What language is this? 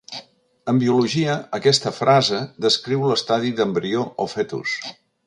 Catalan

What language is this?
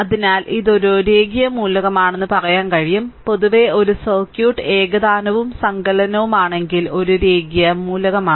Malayalam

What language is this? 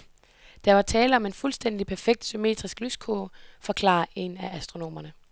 Danish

